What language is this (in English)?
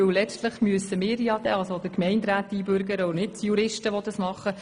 Swiss German